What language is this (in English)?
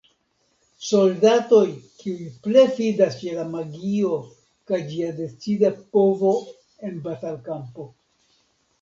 Esperanto